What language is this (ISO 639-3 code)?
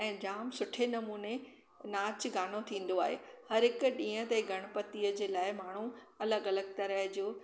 snd